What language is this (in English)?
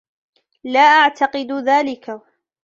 Arabic